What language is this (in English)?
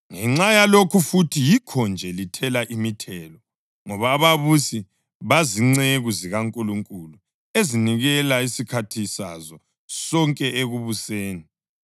North Ndebele